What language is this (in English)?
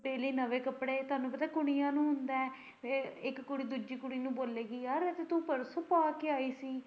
Punjabi